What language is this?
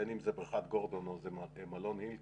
Hebrew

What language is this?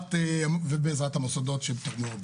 Hebrew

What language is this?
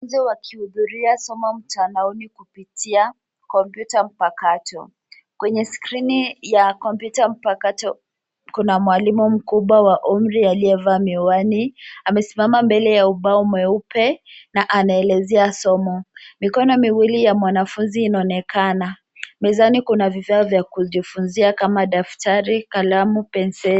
Swahili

